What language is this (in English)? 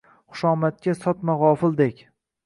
Uzbek